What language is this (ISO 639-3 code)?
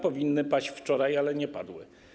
pol